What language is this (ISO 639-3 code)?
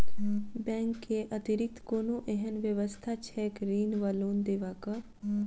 mai